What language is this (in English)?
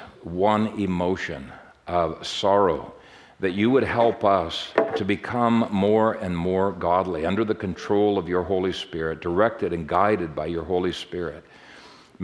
English